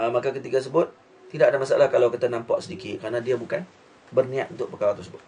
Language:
Malay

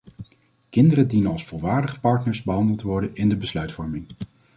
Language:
Dutch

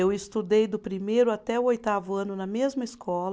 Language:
Portuguese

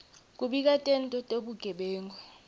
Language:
Swati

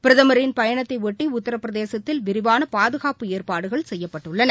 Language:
Tamil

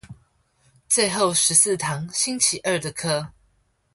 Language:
Chinese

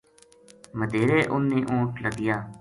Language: Gujari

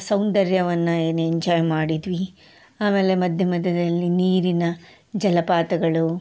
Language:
Kannada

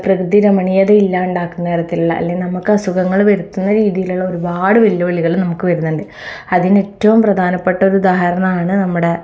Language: Malayalam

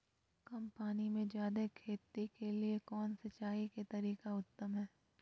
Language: Magahi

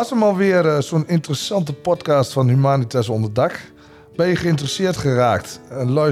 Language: Dutch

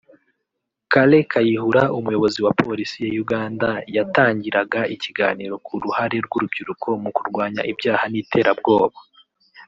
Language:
Kinyarwanda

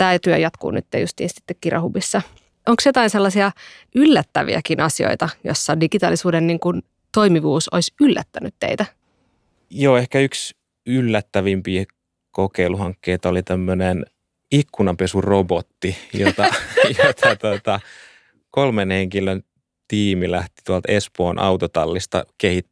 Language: Finnish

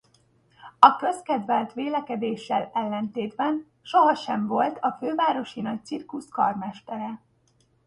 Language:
Hungarian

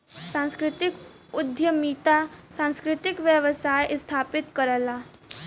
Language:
Bhojpuri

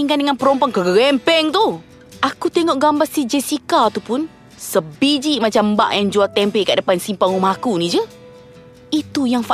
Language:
Malay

